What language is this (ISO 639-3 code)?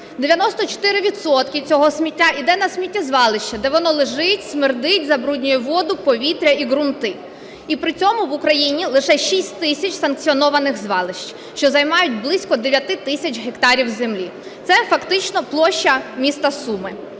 ukr